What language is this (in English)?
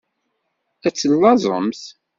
Kabyle